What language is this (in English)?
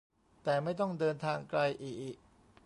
Thai